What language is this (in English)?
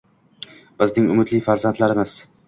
Uzbek